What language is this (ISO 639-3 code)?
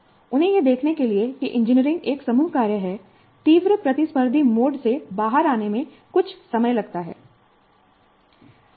hin